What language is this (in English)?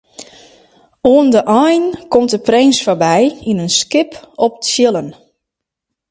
Western Frisian